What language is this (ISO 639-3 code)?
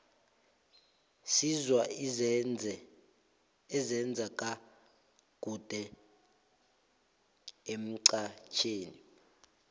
nbl